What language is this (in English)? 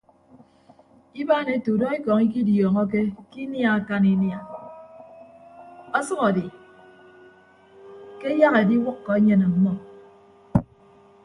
Ibibio